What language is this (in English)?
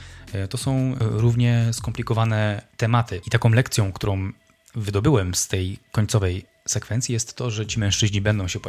Polish